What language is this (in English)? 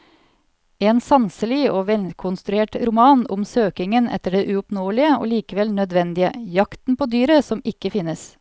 Norwegian